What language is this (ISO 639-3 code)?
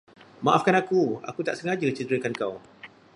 msa